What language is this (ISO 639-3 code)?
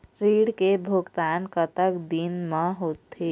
hne